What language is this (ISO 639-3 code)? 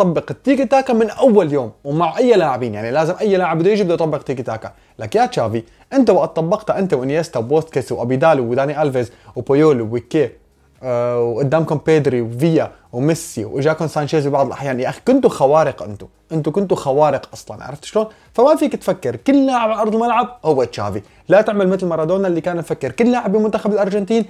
ara